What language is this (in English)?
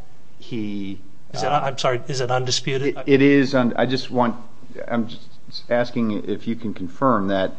English